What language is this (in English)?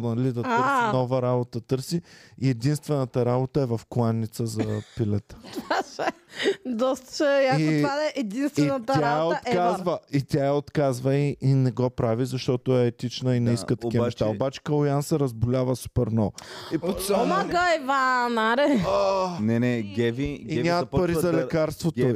Bulgarian